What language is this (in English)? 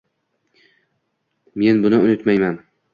Uzbek